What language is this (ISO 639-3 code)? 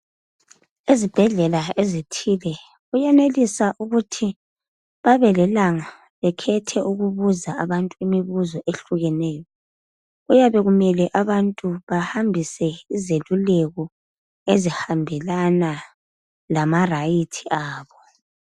nde